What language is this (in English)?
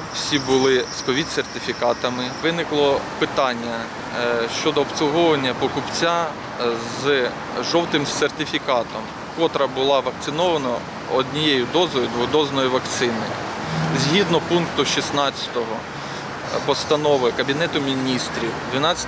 Ukrainian